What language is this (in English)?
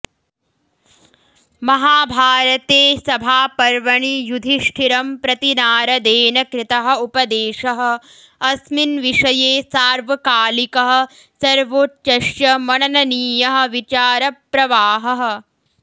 Sanskrit